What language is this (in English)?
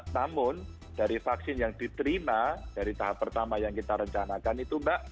Indonesian